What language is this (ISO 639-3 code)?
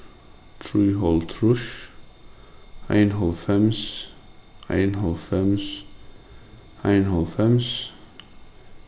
fao